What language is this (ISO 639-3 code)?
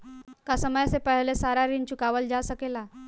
bho